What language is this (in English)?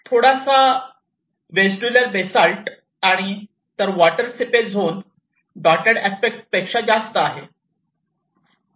Marathi